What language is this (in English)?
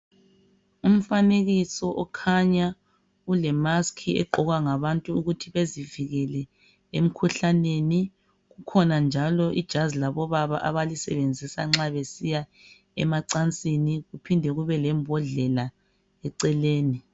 North Ndebele